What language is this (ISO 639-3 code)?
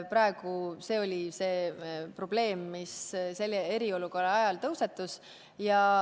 est